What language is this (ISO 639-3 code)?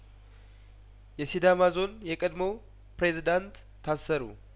amh